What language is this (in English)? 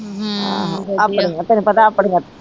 Punjabi